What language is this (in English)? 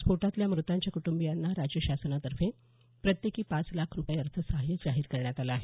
Marathi